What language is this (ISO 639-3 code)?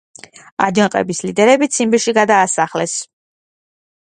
kat